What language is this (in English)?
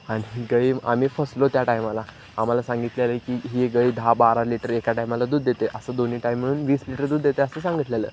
Marathi